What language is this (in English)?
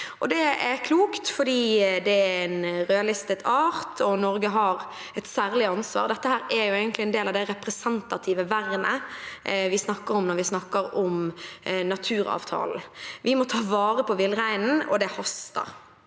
Norwegian